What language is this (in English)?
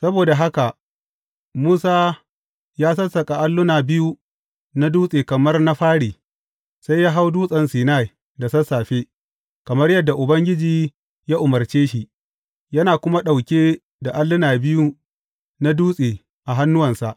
Hausa